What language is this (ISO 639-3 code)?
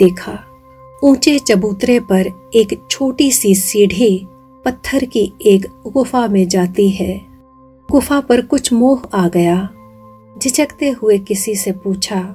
hin